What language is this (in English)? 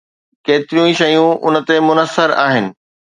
Sindhi